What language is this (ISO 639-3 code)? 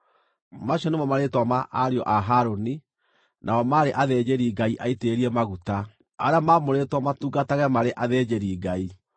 kik